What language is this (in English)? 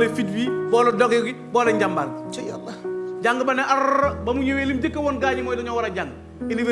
Wolof